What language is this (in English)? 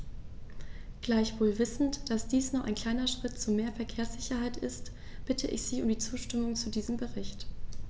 German